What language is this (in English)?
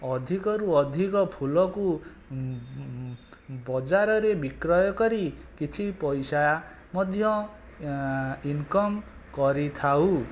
Odia